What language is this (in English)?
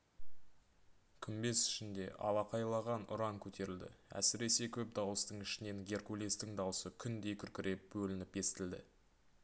Kazakh